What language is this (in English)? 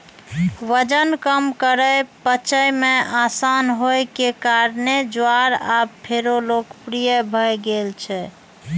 Maithili